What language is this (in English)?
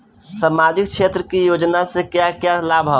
Bhojpuri